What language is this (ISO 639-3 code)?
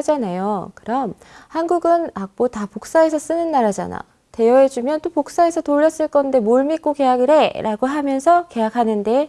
kor